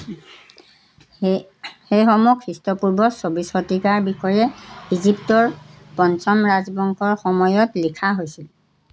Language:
Assamese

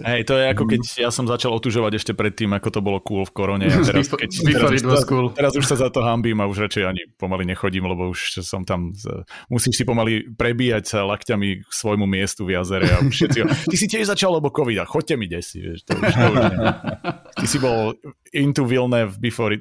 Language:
Slovak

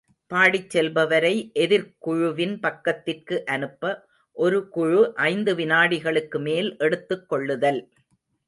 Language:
Tamil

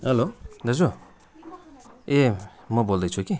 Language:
Nepali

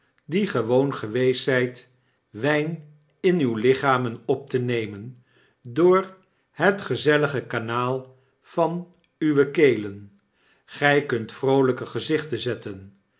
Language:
Dutch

